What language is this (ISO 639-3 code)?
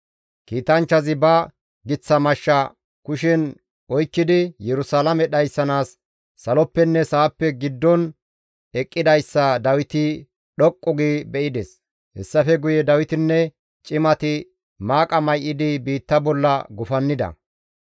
gmv